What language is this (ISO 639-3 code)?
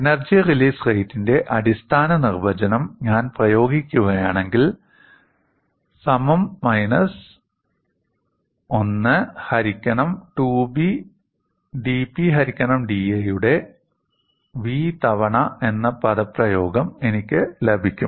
mal